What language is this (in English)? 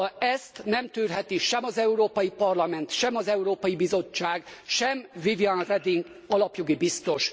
Hungarian